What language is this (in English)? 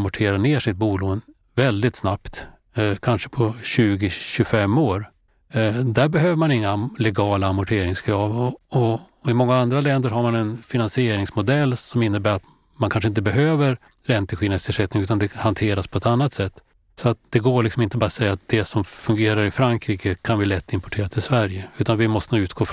Swedish